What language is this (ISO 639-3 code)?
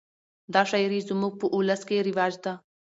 pus